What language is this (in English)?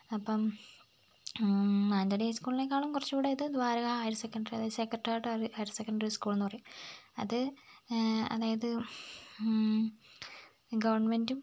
Malayalam